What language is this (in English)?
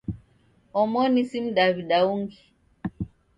Taita